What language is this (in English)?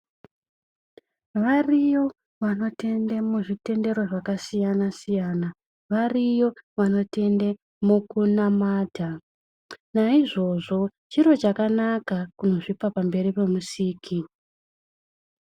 Ndau